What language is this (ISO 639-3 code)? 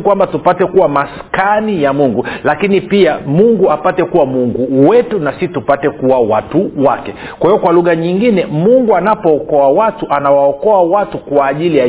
swa